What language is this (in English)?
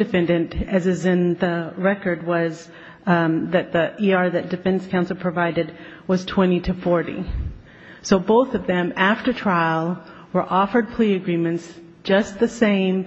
English